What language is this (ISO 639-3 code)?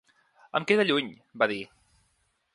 cat